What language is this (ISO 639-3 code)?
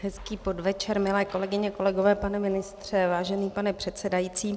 ces